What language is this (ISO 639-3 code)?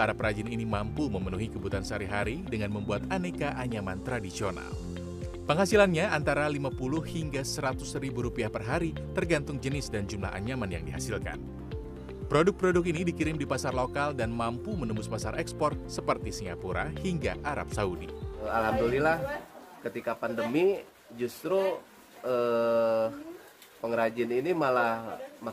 ind